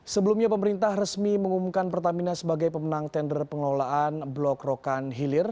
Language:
Indonesian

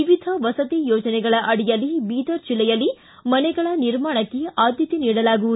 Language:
Kannada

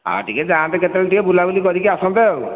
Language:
Odia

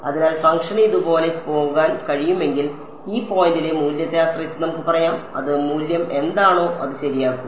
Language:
Malayalam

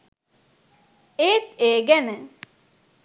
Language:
Sinhala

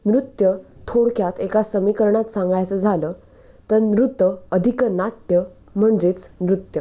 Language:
Marathi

